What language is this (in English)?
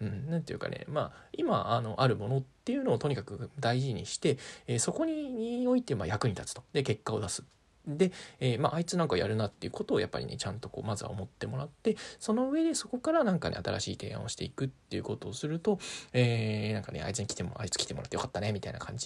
Japanese